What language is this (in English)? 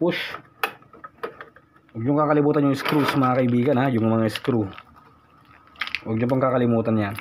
Filipino